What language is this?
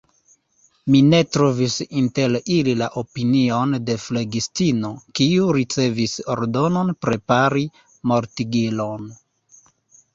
Esperanto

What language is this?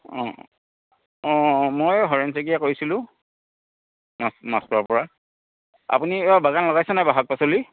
Assamese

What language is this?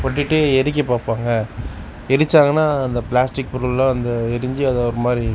Tamil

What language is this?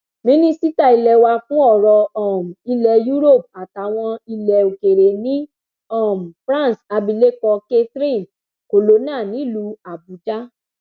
Yoruba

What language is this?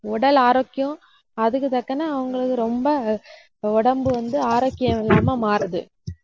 Tamil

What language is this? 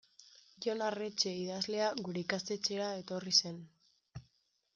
Basque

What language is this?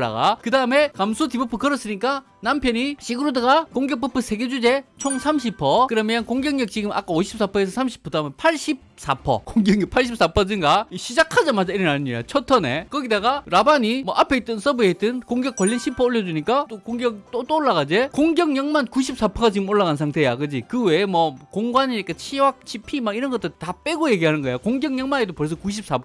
Korean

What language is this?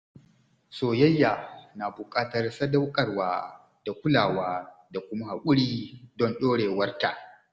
Hausa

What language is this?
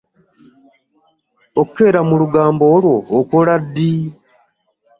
Ganda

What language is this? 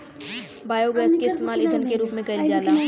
Bhojpuri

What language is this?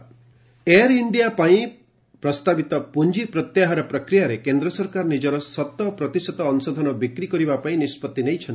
Odia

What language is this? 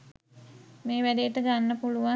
Sinhala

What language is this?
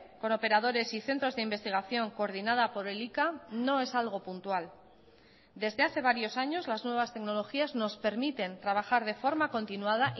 Spanish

